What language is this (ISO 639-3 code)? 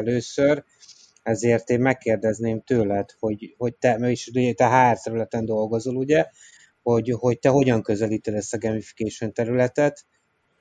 hun